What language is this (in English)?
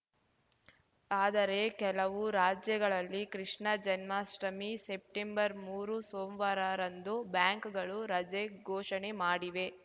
Kannada